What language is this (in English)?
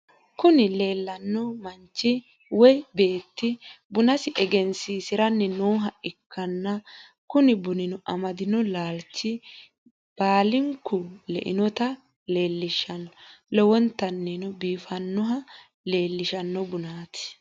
Sidamo